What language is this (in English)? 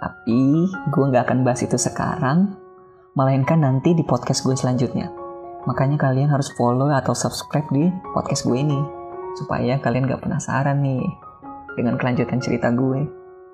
Indonesian